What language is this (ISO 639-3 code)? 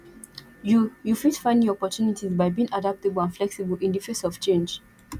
pcm